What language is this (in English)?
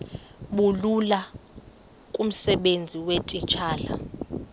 Xhosa